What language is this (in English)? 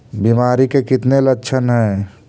Magahi